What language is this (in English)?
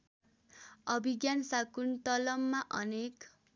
Nepali